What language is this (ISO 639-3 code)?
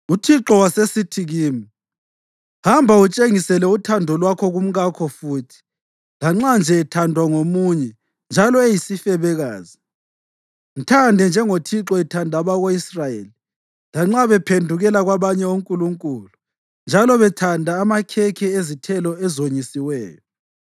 nde